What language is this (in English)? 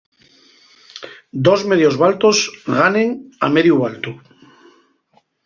Asturian